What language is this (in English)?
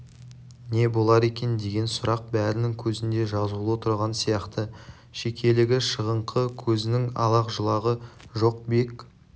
Kazakh